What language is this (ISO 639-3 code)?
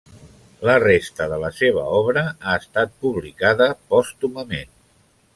cat